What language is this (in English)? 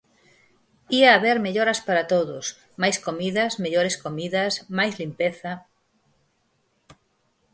Galician